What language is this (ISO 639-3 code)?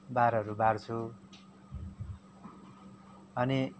nep